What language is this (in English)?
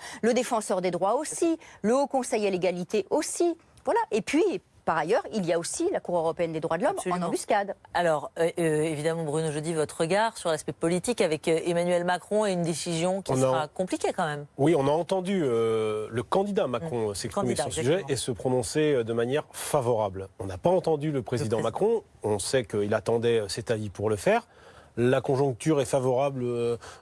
French